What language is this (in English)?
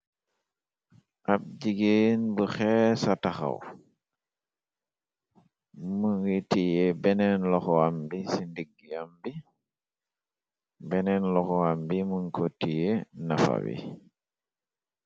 Wolof